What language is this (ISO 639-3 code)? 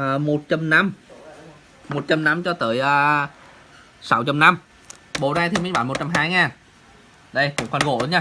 vie